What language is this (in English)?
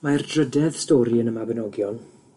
Welsh